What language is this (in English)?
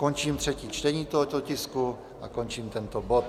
Czech